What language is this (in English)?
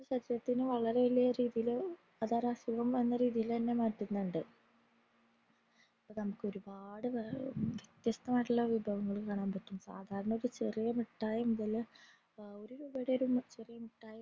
Malayalam